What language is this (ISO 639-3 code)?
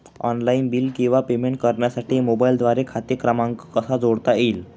mar